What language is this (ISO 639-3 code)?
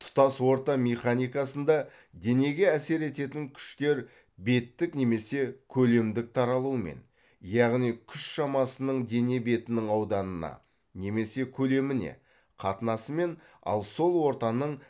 kaz